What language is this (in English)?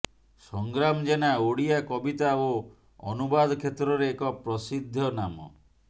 Odia